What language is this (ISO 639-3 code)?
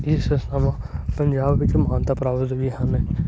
pan